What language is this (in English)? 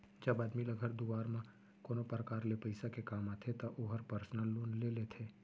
Chhattisgarhi